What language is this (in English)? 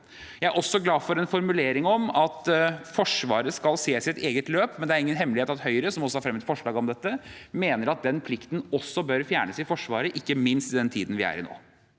Norwegian